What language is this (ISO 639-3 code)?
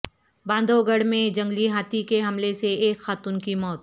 urd